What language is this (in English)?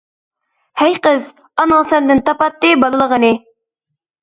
Uyghur